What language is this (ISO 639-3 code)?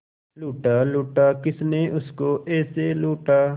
hin